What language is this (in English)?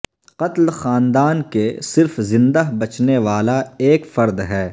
Urdu